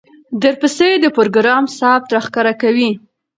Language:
Pashto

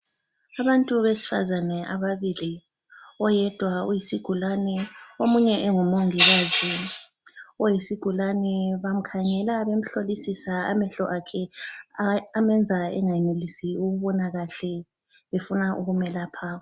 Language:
North Ndebele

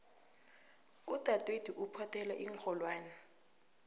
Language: South Ndebele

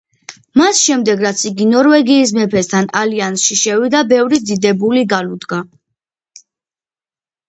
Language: Georgian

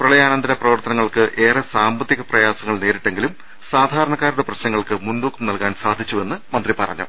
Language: Malayalam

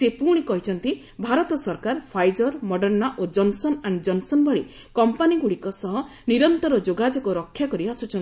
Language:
Odia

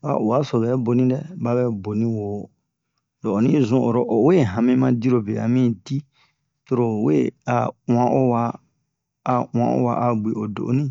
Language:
Bomu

